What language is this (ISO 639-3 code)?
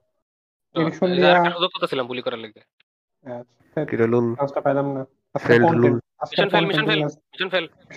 ben